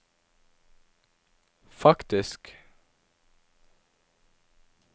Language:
Norwegian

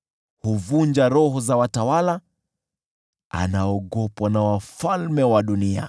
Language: Swahili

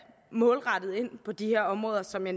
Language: Danish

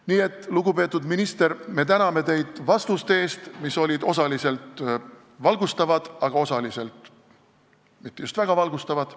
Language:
Estonian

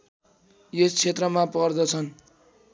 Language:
Nepali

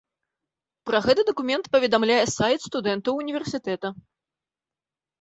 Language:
Belarusian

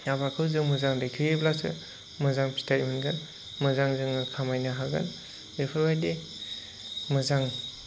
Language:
Bodo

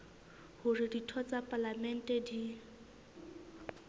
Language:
Southern Sotho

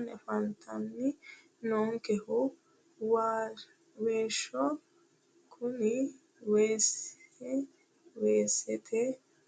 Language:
Sidamo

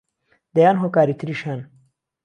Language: Central Kurdish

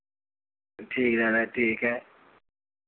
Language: Hindi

